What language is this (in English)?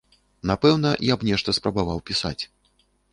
Belarusian